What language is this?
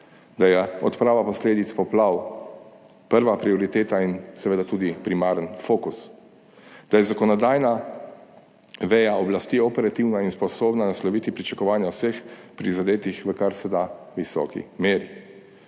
Slovenian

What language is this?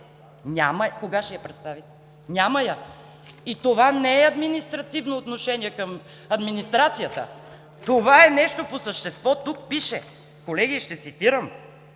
Bulgarian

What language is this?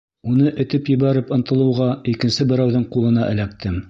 Bashkir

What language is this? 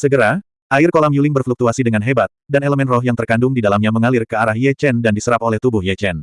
Indonesian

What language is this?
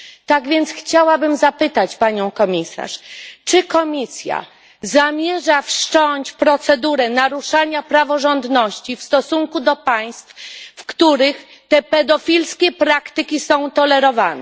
Polish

